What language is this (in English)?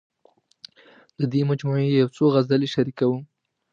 Pashto